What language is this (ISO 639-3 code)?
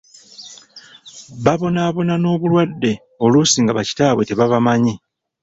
lug